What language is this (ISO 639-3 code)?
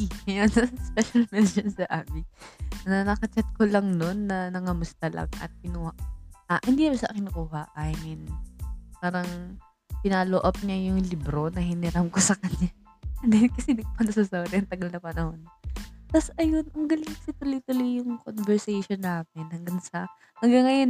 fil